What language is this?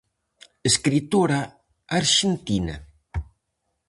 Galician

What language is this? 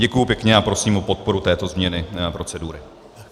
Czech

